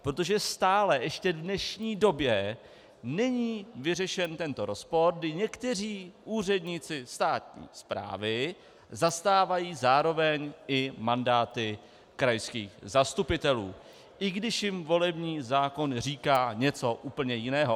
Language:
Czech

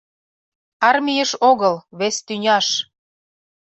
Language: Mari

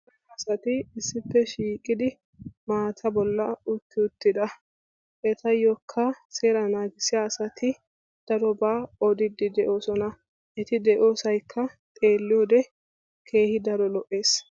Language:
Wolaytta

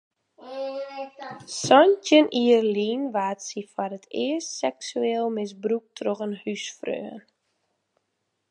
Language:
Western Frisian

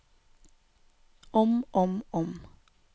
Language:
Norwegian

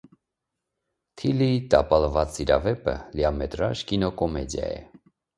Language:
Armenian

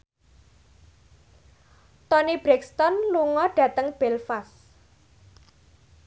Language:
Javanese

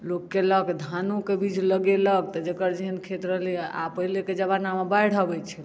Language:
Maithili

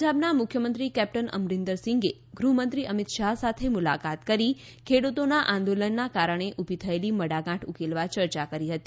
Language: Gujarati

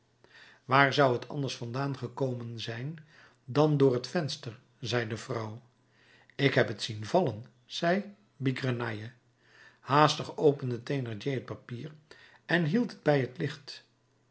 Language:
Dutch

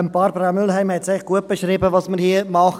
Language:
Swiss German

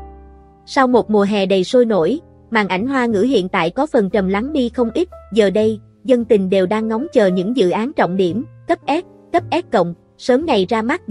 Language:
Vietnamese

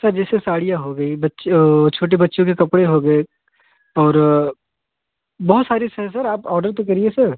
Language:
Hindi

